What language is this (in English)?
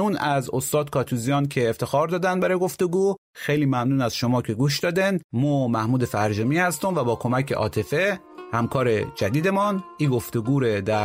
Persian